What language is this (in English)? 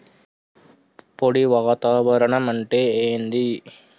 Telugu